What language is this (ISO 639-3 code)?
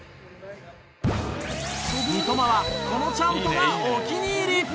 jpn